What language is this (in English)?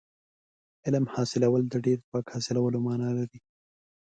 Pashto